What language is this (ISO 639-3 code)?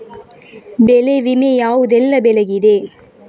kan